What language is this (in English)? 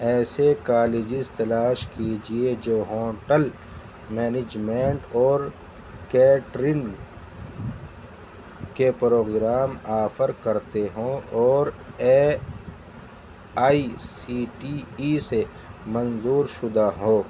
Urdu